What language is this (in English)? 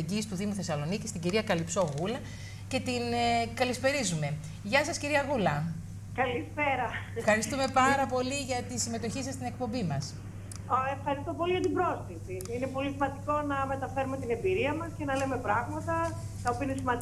Greek